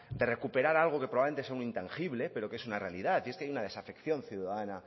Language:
Spanish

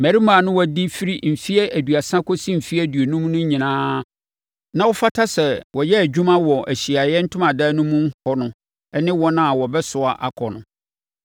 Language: Akan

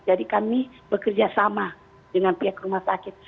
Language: Indonesian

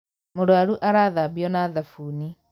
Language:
Kikuyu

